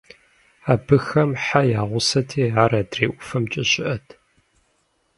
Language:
Kabardian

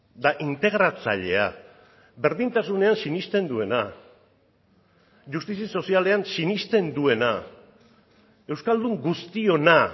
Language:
Basque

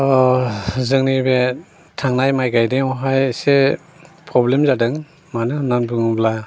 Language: Bodo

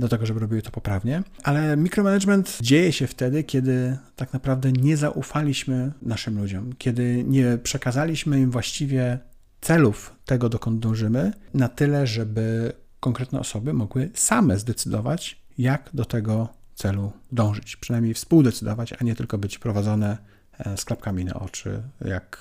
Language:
Polish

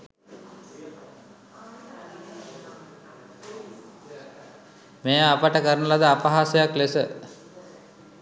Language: Sinhala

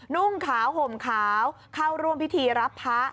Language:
Thai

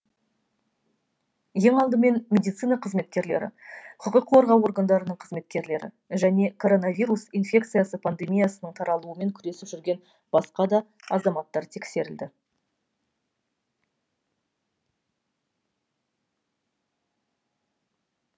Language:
Kazakh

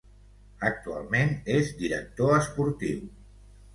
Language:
Catalan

